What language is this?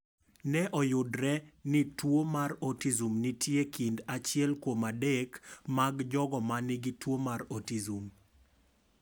Luo (Kenya and Tanzania)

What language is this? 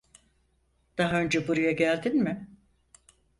Turkish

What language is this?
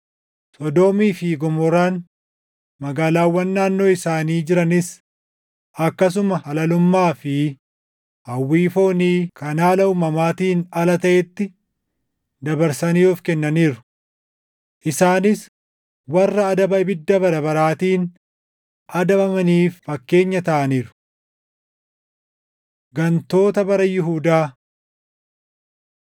Oromo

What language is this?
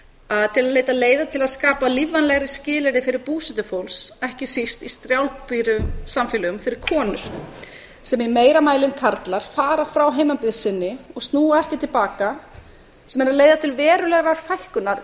Icelandic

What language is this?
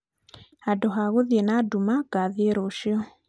Kikuyu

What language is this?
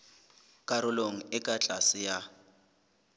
Southern Sotho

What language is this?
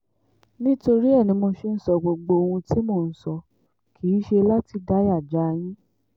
Yoruba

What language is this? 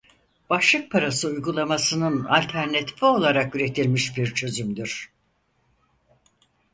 Turkish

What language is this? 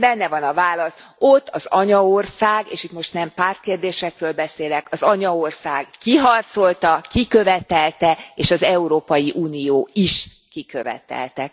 Hungarian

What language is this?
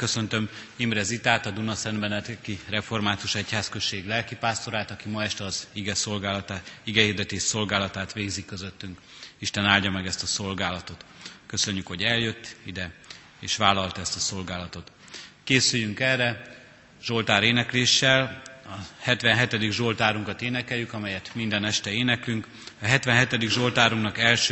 Hungarian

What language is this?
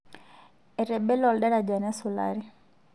Masai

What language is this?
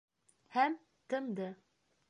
Bashkir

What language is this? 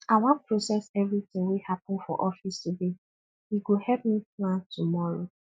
Nigerian Pidgin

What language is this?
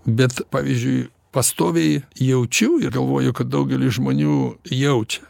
Lithuanian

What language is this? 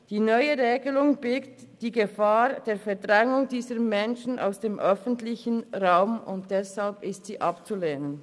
Swiss German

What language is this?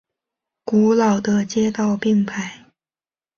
Chinese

